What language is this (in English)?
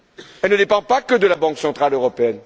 French